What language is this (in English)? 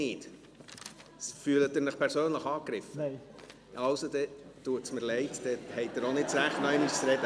Swiss German